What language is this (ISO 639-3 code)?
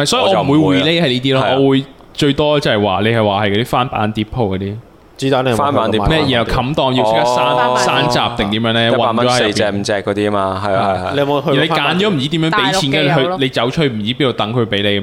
zho